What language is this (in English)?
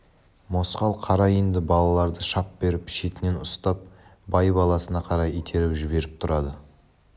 Kazakh